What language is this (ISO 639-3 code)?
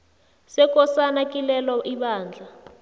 nbl